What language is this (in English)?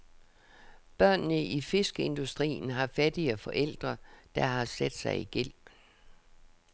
Danish